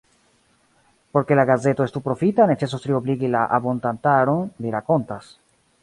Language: Esperanto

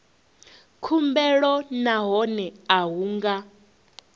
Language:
Venda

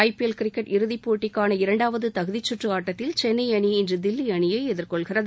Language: Tamil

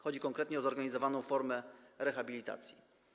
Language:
Polish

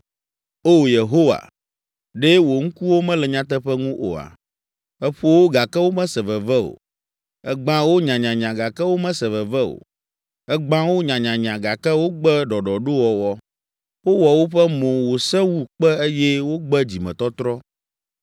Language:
Ewe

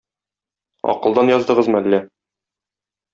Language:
Tatar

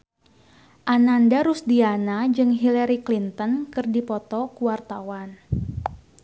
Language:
Sundanese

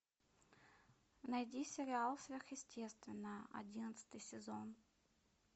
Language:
Russian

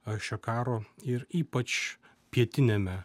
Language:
Lithuanian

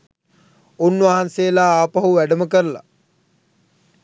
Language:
Sinhala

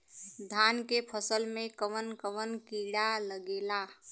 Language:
Bhojpuri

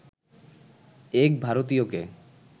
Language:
Bangla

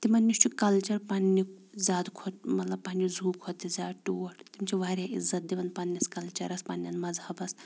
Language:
Kashmiri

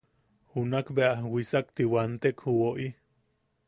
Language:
Yaqui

